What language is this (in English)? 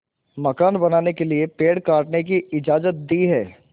Hindi